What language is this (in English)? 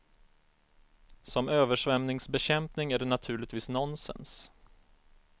Swedish